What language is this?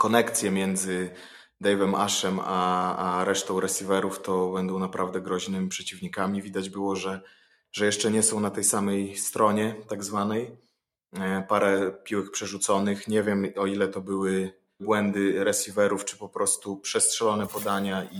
Polish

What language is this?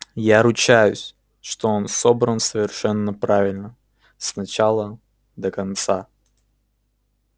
Russian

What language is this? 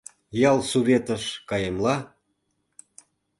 Mari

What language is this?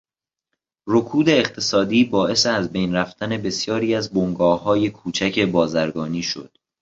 Persian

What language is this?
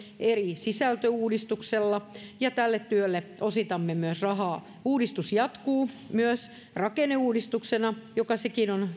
Finnish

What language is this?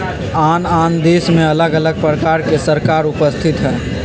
Magahi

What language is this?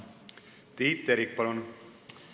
Estonian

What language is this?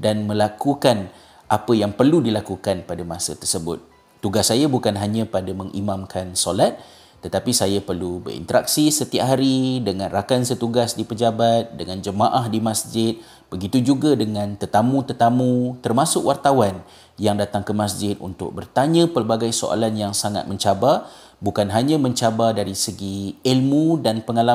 Malay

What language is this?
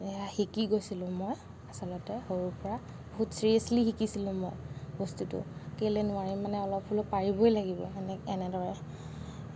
Assamese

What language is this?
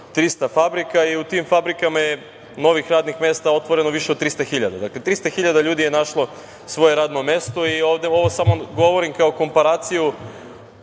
Serbian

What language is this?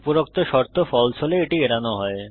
Bangla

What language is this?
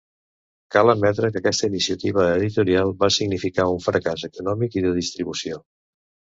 Catalan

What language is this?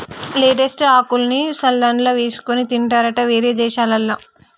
Telugu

